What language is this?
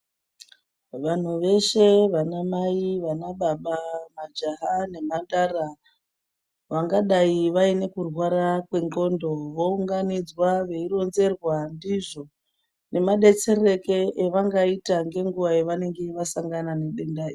Ndau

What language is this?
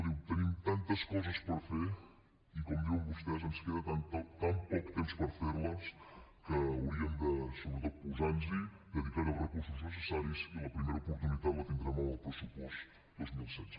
Catalan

